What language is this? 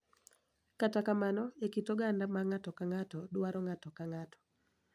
Luo (Kenya and Tanzania)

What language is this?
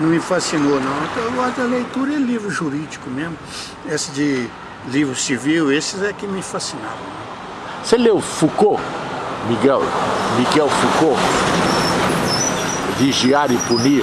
Portuguese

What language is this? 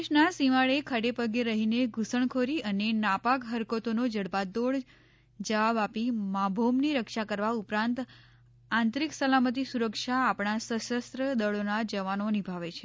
Gujarati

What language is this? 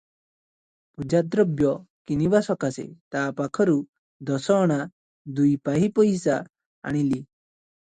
Odia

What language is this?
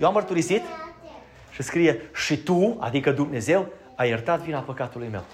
Romanian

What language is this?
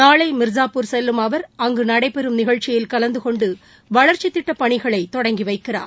Tamil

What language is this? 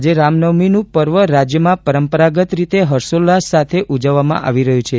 Gujarati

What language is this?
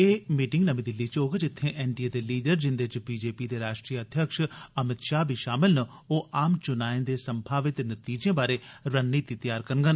Dogri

